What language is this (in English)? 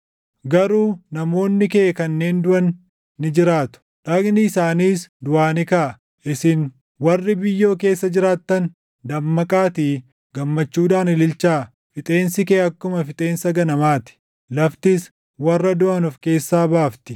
Oromo